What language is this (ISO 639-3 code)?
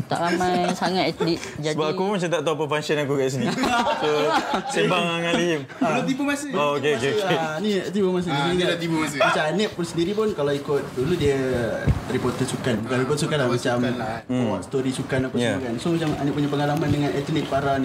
msa